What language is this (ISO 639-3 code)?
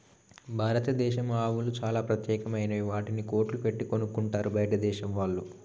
tel